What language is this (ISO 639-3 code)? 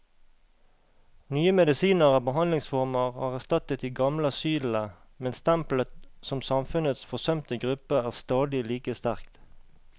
nor